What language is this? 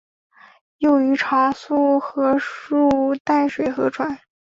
Chinese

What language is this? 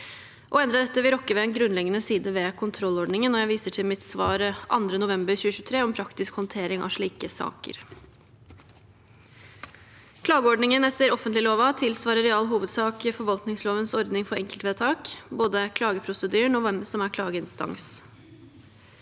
Norwegian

